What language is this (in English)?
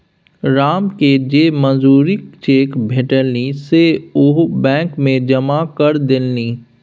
Maithili